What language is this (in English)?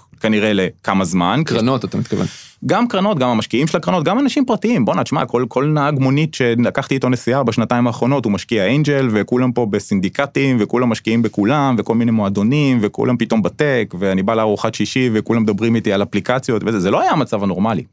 Hebrew